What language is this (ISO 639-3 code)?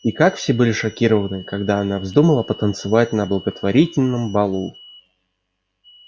rus